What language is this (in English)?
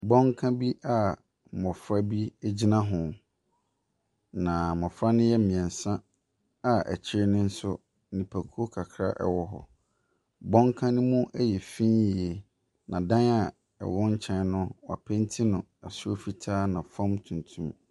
Akan